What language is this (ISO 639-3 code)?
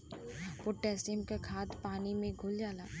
bho